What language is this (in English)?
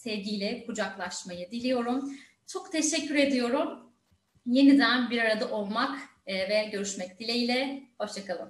Turkish